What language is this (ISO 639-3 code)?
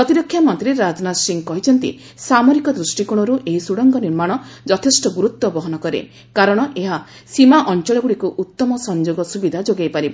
ori